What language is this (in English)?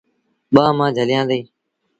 Sindhi Bhil